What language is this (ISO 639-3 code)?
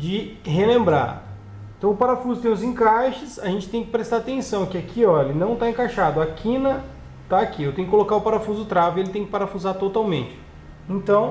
por